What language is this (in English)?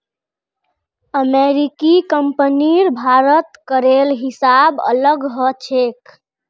Magahi